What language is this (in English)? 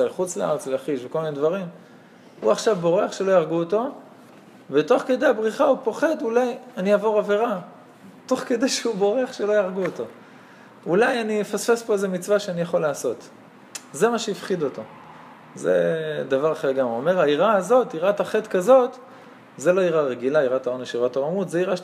Hebrew